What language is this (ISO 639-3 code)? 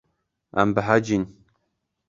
kur